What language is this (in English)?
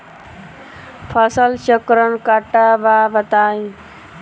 Bhojpuri